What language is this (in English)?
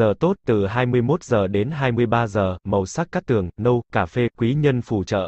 Vietnamese